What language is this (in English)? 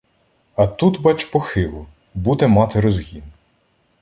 Ukrainian